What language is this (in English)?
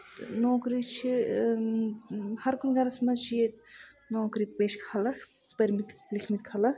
Kashmiri